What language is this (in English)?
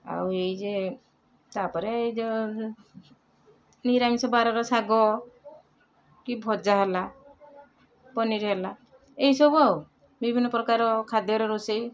Odia